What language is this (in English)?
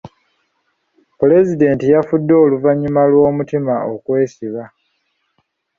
Ganda